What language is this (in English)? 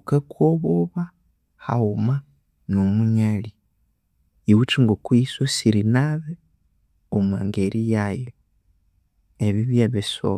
Konzo